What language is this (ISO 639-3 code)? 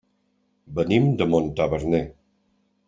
cat